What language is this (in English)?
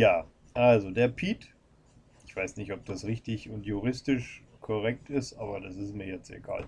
German